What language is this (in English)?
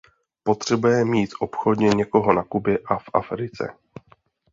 Czech